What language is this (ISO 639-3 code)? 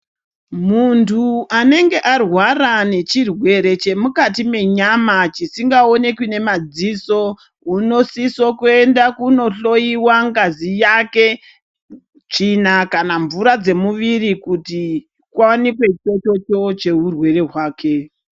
ndc